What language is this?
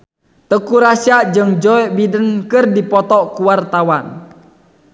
Sundanese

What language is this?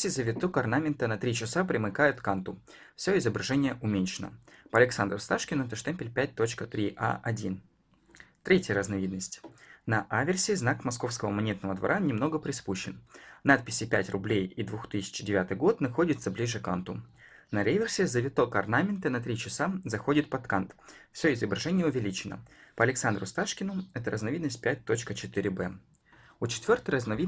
Russian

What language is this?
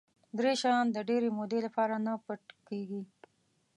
Pashto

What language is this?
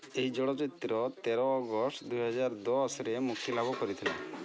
Odia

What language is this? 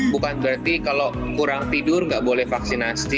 Indonesian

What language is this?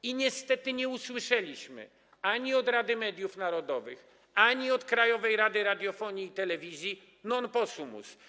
Polish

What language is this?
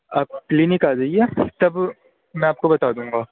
Urdu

